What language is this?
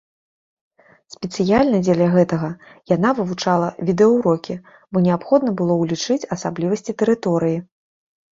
Belarusian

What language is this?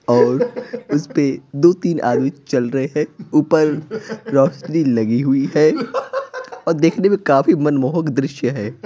Hindi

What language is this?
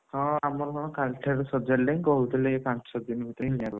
Odia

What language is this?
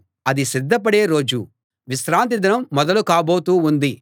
Telugu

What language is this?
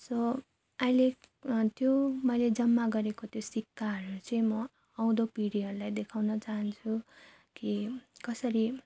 Nepali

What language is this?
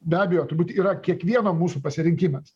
Lithuanian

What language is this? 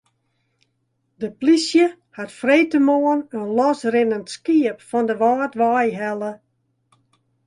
Western Frisian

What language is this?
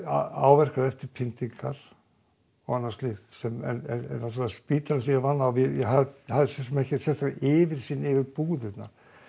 Icelandic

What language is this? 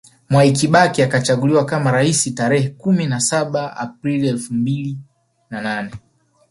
Swahili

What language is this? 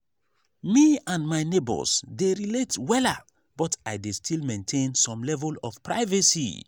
Nigerian Pidgin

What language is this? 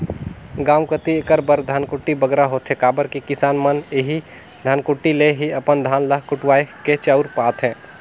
Chhattisgarhi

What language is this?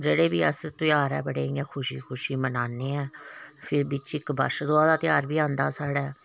Dogri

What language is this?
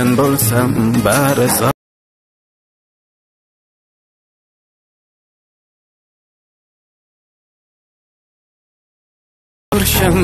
Turkish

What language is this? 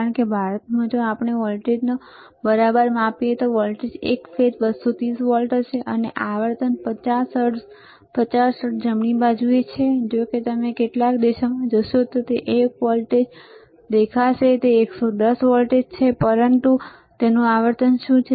Gujarati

